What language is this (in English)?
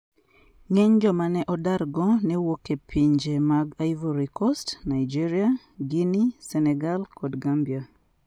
Luo (Kenya and Tanzania)